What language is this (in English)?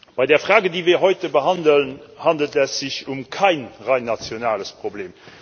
German